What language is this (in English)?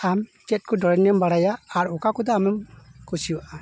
Santali